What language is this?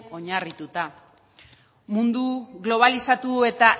Basque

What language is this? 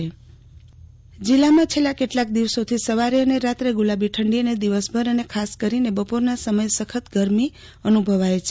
Gujarati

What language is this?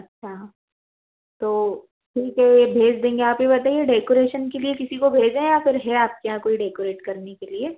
Hindi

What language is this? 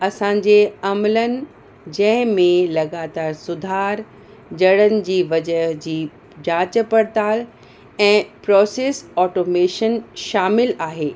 Sindhi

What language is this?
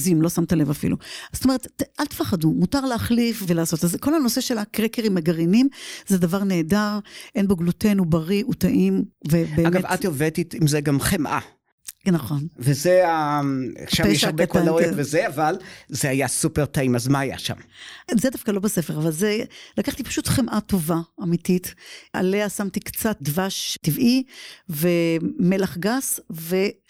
Hebrew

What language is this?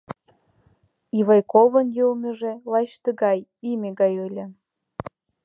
Mari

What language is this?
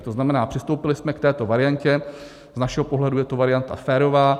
Czech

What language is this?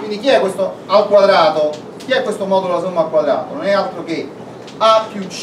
Italian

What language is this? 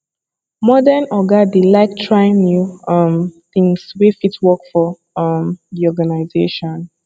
Nigerian Pidgin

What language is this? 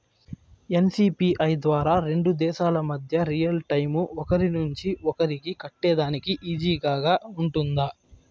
Telugu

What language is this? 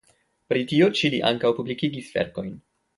Esperanto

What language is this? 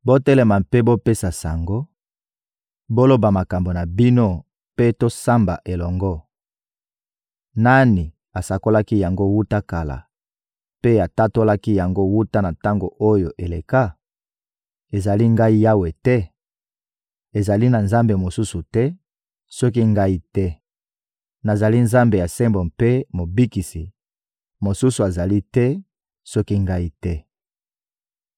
Lingala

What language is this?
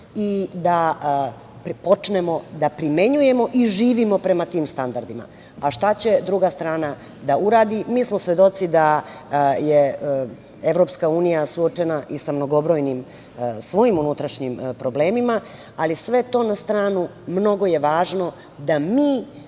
Serbian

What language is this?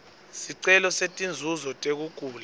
Swati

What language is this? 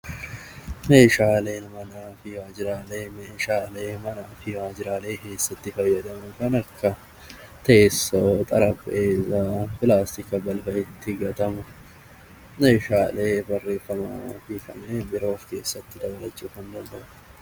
Oromo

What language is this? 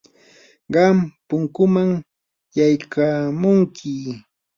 Yanahuanca Pasco Quechua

